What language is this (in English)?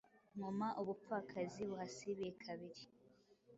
Kinyarwanda